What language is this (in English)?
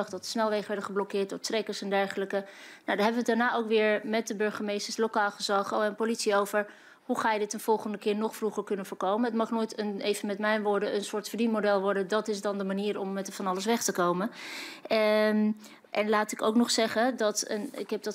Dutch